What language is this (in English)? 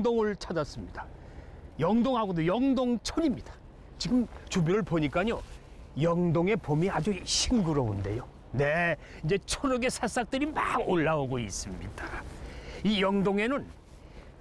Korean